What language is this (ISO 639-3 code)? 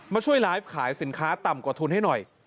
tha